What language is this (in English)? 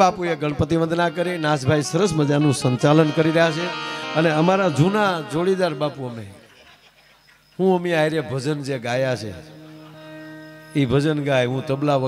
Arabic